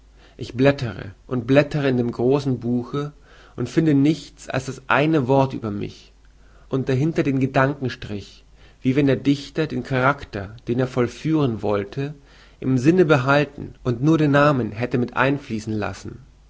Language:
German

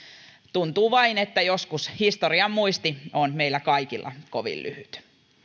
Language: Finnish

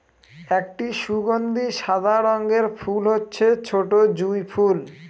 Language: Bangla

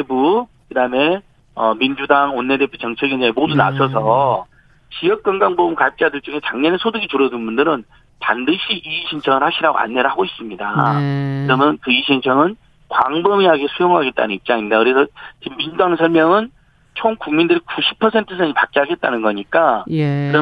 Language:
Korean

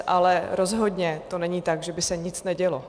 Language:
Czech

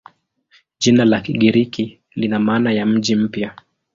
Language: Swahili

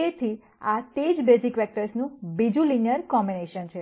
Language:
Gujarati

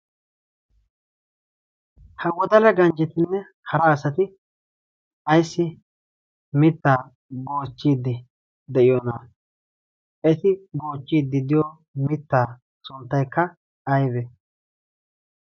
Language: Wolaytta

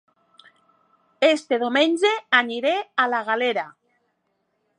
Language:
Catalan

